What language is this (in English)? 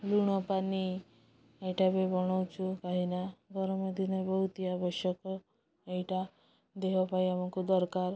Odia